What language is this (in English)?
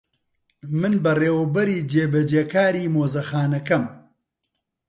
Central Kurdish